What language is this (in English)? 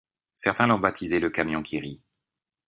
French